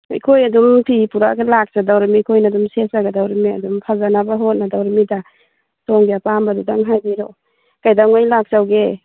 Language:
Manipuri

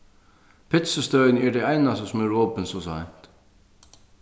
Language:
Faroese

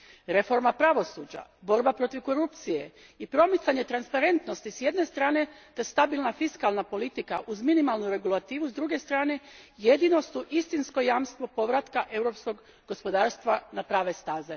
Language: Croatian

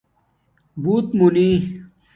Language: Domaaki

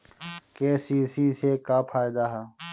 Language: Bhojpuri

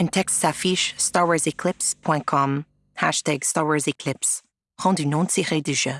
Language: French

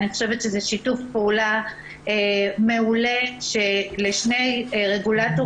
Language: Hebrew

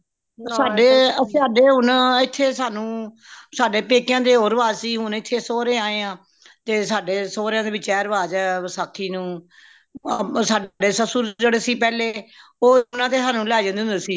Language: Punjabi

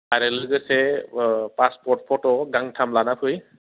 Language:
Bodo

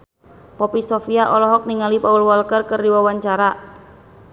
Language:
Sundanese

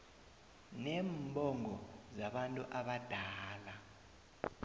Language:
South Ndebele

